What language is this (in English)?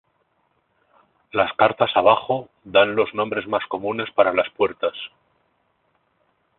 Spanish